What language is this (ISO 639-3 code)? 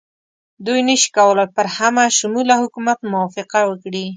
pus